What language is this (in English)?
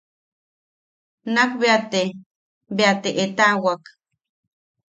Yaqui